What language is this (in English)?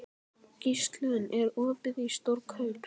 Icelandic